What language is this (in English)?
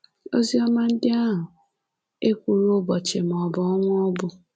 Igbo